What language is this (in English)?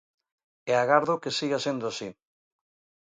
Galician